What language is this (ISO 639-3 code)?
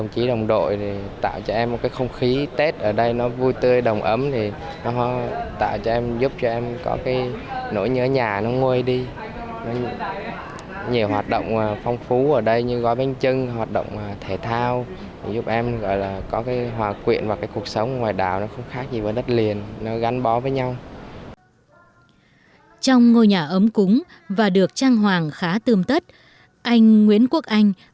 vie